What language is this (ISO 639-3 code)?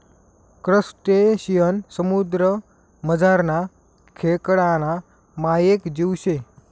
mar